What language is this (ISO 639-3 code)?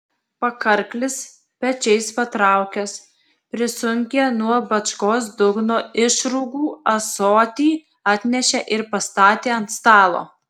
lit